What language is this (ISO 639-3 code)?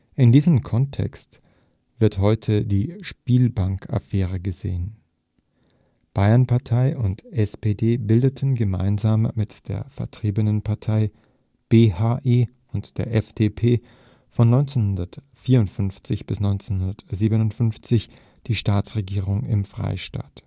deu